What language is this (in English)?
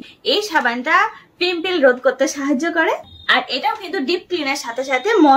Bangla